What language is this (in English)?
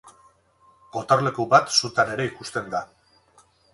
Basque